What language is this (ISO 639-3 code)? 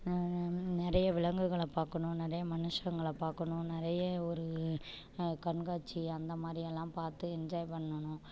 tam